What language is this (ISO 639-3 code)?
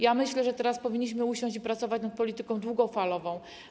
pol